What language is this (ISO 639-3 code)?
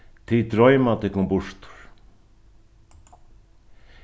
fao